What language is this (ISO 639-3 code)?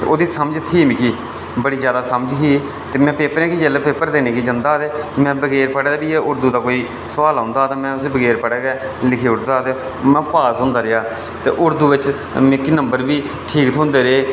doi